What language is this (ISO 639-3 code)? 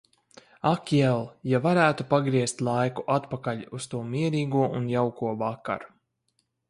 lav